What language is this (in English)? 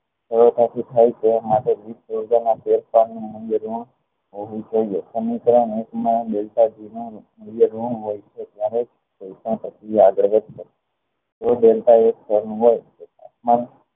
Gujarati